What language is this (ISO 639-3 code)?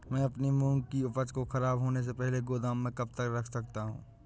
hin